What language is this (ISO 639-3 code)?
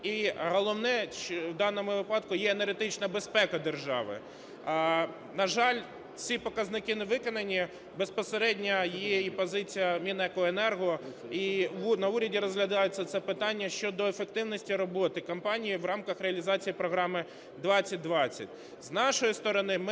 ukr